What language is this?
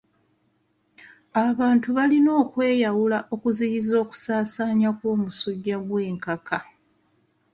Ganda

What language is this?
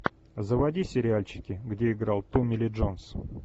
Russian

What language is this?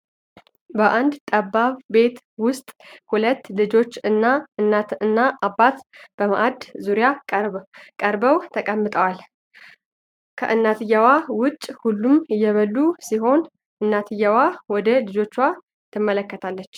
Amharic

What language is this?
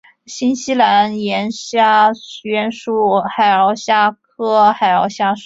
Chinese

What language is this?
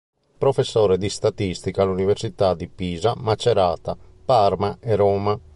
Italian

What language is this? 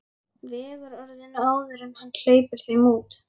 Icelandic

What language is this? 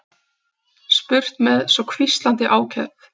Icelandic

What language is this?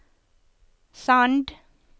Norwegian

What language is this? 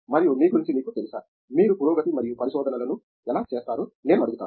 Telugu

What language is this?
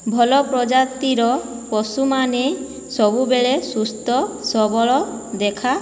Odia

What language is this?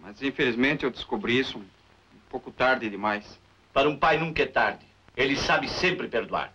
Portuguese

